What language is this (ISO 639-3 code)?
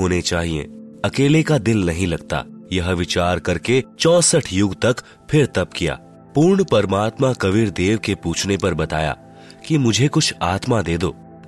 hin